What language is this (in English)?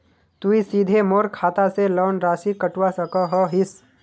Magahi